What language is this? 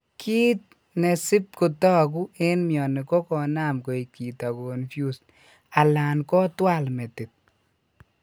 Kalenjin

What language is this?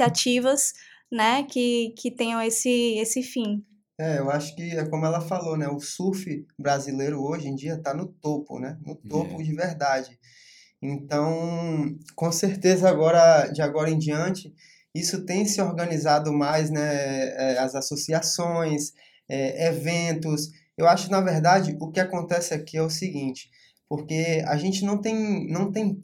Portuguese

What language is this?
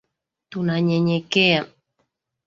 Swahili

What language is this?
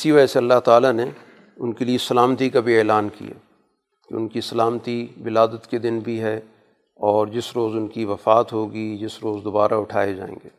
Urdu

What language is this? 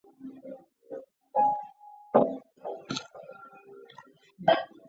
Chinese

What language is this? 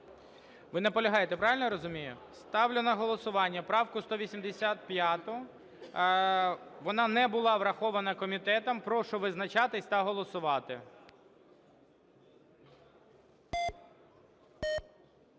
Ukrainian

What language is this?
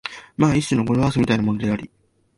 Japanese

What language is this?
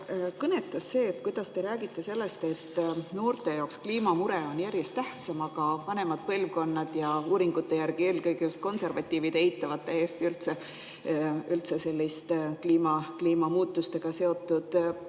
Estonian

